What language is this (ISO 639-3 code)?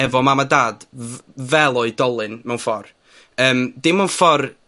cym